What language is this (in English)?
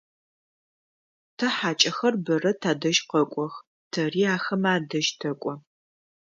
Adyghe